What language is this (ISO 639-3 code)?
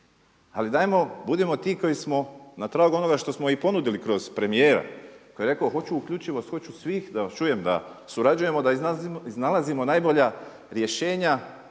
hrv